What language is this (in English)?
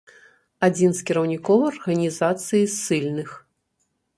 Belarusian